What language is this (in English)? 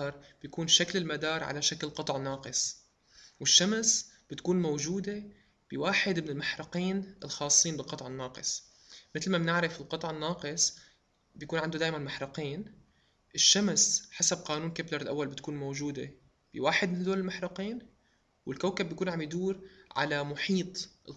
Arabic